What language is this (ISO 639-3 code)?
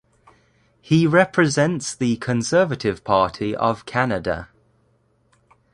eng